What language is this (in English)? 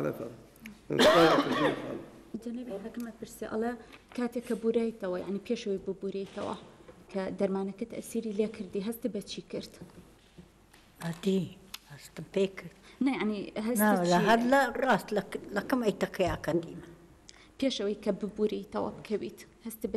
Arabic